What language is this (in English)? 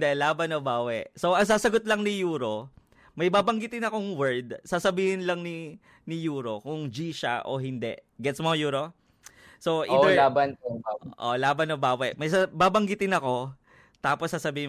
Filipino